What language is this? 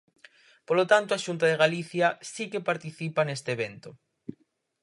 Galician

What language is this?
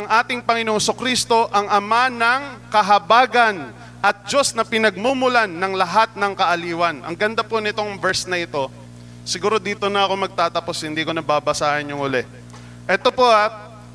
Filipino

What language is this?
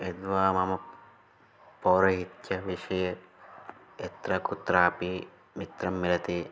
Sanskrit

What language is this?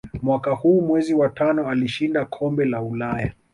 Swahili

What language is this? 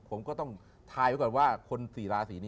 Thai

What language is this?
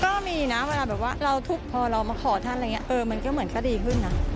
Thai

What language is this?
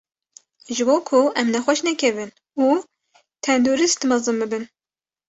Kurdish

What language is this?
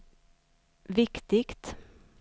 Swedish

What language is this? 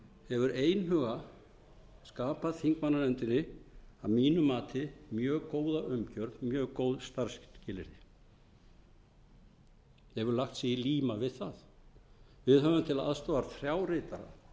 Icelandic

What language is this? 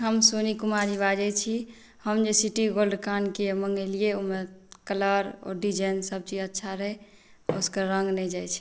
Maithili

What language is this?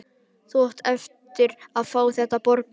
Icelandic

